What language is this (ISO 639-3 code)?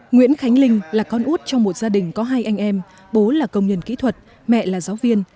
vie